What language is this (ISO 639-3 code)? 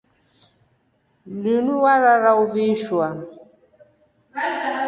rof